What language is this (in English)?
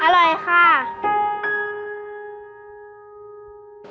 Thai